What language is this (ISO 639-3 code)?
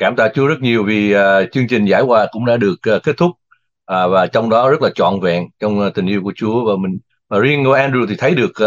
vie